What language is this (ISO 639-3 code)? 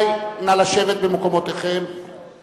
heb